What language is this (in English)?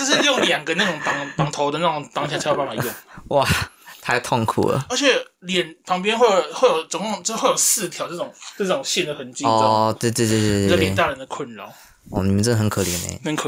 Chinese